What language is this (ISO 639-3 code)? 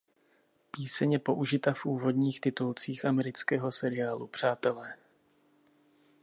ces